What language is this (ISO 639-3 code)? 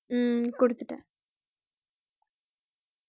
tam